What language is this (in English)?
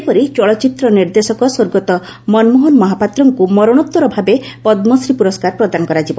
Odia